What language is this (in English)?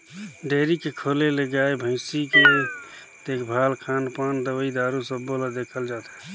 Chhattisgarhi